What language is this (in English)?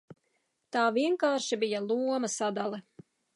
Latvian